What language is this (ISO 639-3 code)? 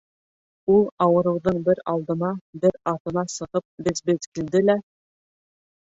bak